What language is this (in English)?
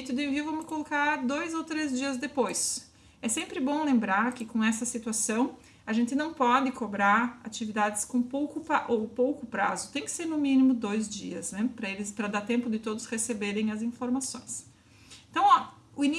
Portuguese